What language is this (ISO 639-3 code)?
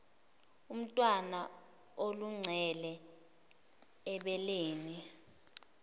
zul